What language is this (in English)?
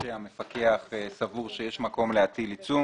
Hebrew